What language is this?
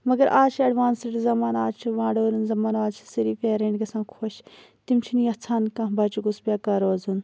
Kashmiri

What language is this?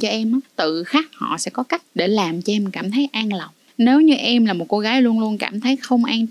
Vietnamese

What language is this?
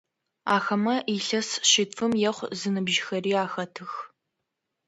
Adyghe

